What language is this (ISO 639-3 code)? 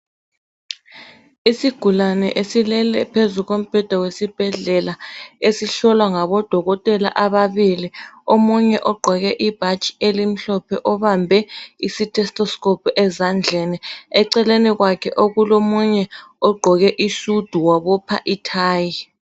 nde